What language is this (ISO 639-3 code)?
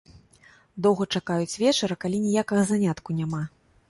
bel